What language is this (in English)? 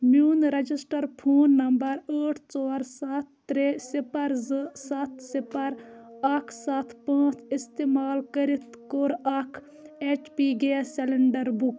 Kashmiri